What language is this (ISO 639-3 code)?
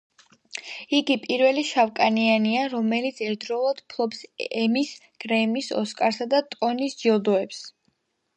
kat